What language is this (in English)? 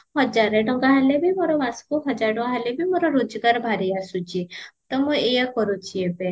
Odia